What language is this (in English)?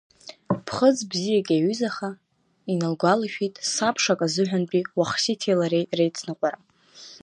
Abkhazian